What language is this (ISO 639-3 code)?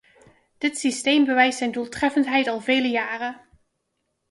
nld